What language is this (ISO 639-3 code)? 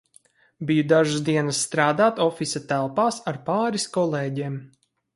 lav